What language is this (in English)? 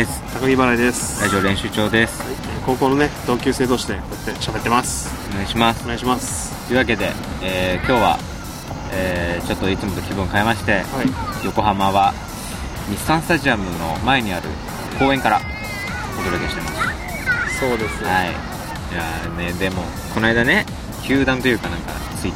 Japanese